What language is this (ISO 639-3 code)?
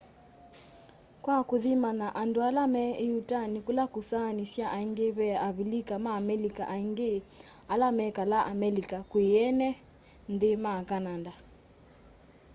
kam